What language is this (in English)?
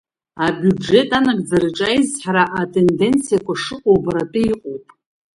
Abkhazian